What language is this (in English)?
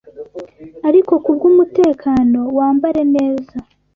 Kinyarwanda